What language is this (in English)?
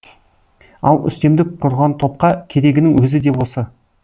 Kazakh